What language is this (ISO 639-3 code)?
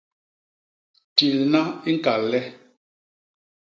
bas